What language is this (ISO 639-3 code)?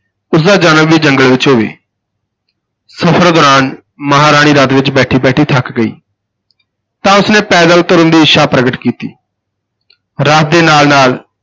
pan